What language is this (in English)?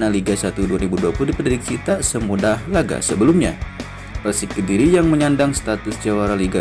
Indonesian